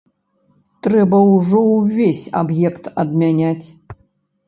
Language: Belarusian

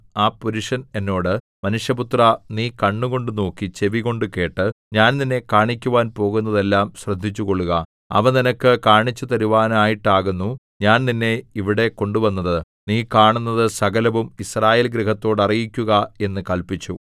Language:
Malayalam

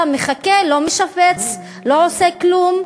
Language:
Hebrew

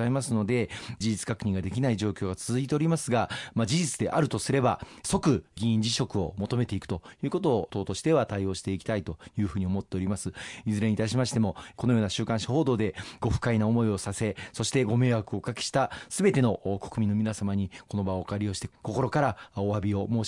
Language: Japanese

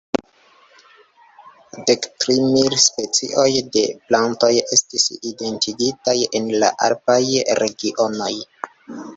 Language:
Esperanto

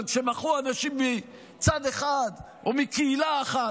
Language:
Hebrew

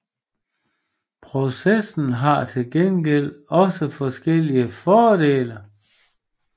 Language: Danish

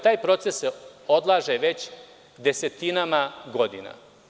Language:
Serbian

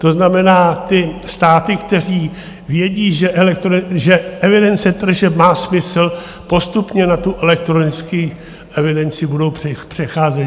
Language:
Czech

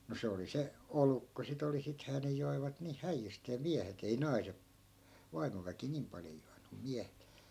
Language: Finnish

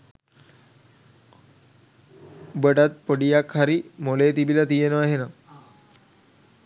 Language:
Sinhala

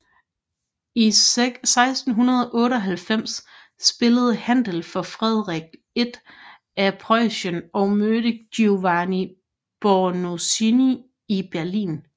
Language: Danish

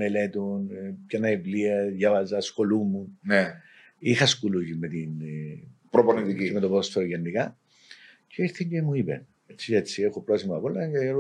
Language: Greek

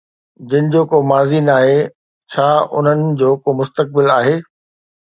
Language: Sindhi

